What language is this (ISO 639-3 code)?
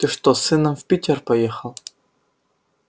rus